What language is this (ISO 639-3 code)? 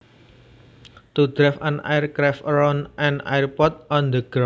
jav